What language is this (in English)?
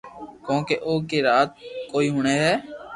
Loarki